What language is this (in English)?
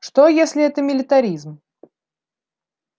Russian